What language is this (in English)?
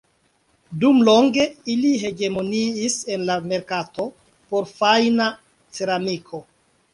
Esperanto